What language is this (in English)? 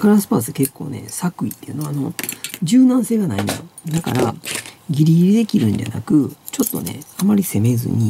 Japanese